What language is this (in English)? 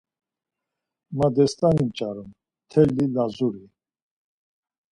Laz